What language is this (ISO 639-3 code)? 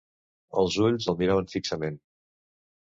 cat